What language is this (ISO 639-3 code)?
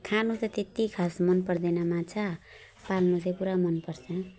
nep